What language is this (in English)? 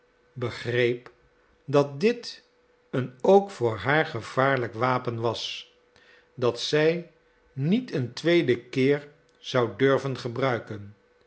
Dutch